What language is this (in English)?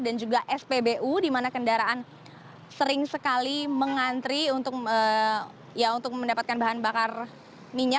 Indonesian